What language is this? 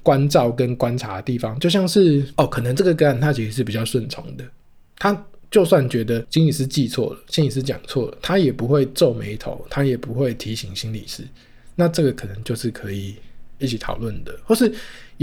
Chinese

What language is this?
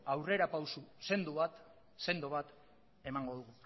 Basque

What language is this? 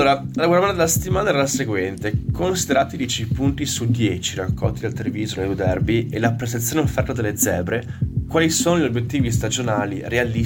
Italian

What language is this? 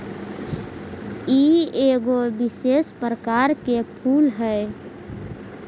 Magahi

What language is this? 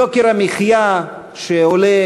Hebrew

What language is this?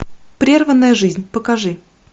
Russian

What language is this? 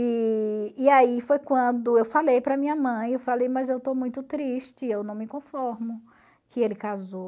Portuguese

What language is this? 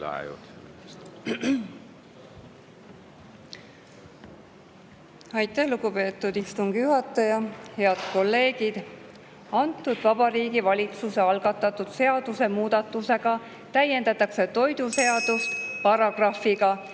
Estonian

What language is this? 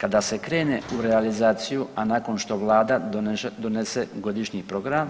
Croatian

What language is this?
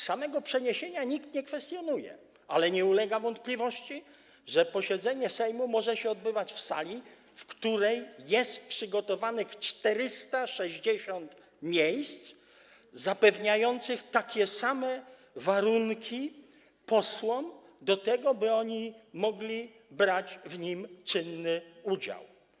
Polish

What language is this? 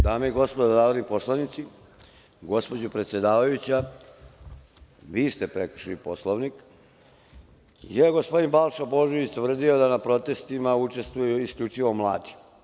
Serbian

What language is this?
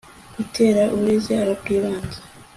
Kinyarwanda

